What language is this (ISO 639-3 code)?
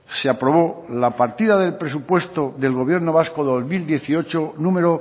spa